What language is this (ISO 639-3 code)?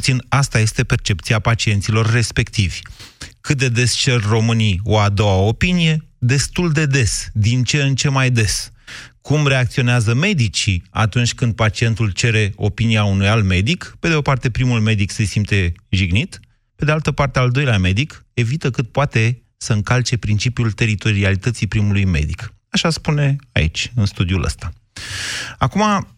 ron